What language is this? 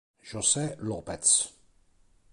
Italian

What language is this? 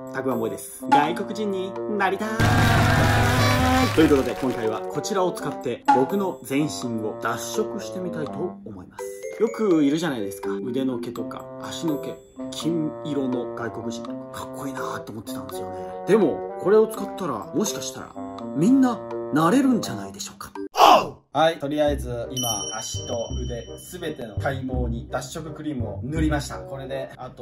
Japanese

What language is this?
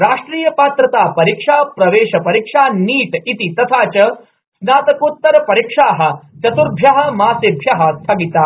Sanskrit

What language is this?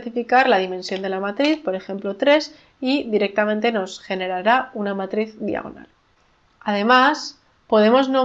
Spanish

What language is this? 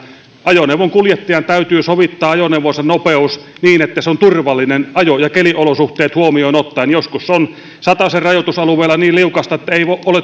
Finnish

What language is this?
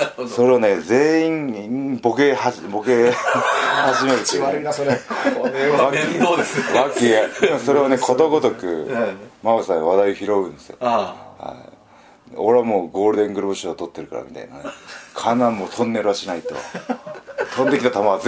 Japanese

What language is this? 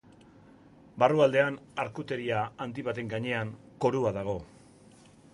Basque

